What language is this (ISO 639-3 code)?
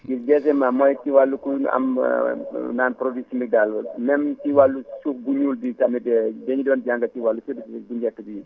wol